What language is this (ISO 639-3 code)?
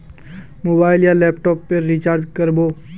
mag